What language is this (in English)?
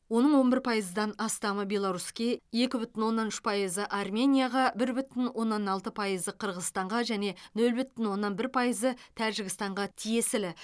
Kazakh